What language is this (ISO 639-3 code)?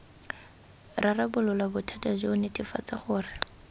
tsn